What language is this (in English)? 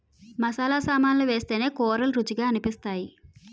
Telugu